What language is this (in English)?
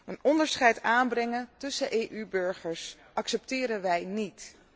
Dutch